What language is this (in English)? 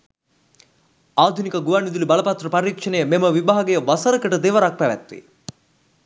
Sinhala